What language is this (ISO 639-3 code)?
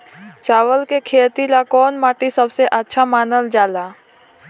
bho